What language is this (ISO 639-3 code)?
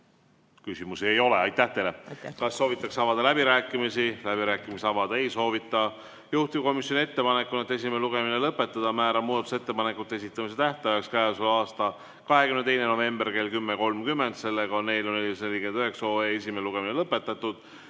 est